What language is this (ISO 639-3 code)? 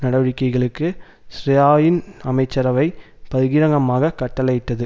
tam